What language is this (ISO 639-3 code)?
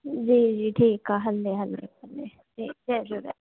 snd